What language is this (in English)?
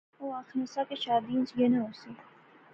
Pahari-Potwari